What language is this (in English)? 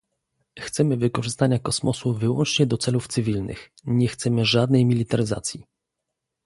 Polish